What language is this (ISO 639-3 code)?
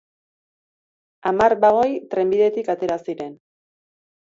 eus